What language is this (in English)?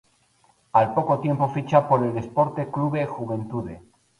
Spanish